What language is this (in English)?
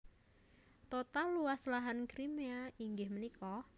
Javanese